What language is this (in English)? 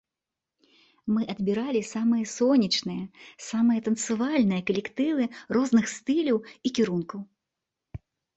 Belarusian